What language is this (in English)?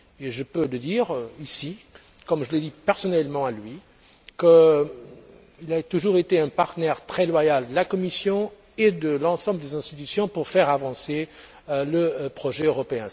French